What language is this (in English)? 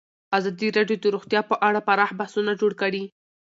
Pashto